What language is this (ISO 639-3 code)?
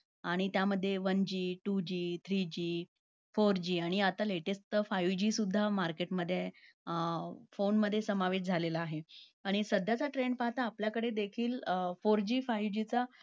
mar